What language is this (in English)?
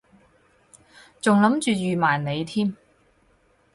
Cantonese